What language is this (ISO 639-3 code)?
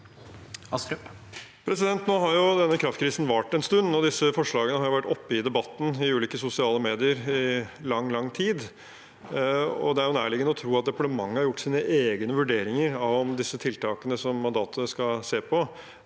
nor